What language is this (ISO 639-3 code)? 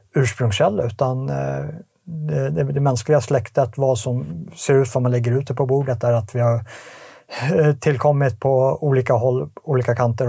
swe